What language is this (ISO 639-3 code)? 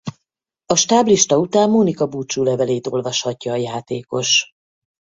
hun